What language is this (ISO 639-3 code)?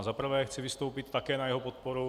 ces